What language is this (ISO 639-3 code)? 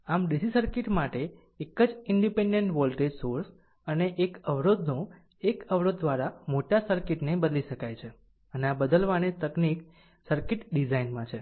guj